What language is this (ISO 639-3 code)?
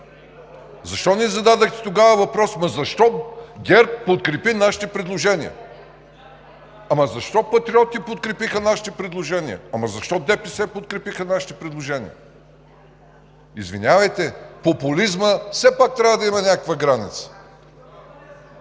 bul